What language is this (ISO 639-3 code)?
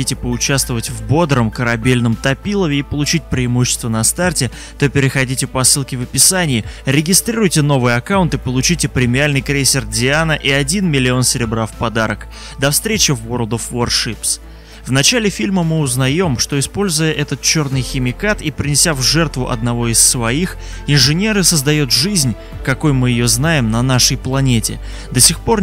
rus